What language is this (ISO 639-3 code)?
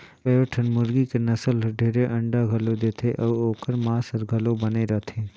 hne